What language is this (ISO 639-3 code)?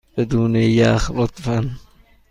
fas